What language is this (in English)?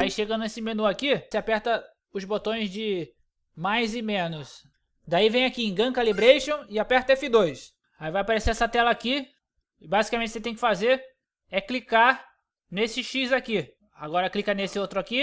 Portuguese